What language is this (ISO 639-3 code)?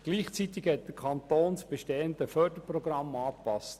gsw